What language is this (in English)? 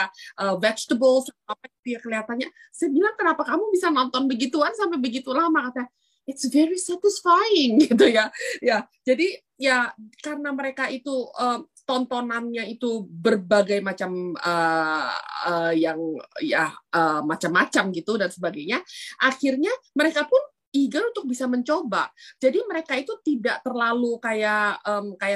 Indonesian